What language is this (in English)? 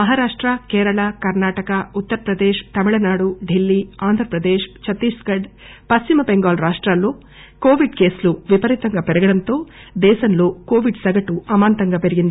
Telugu